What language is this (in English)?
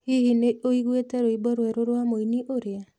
Kikuyu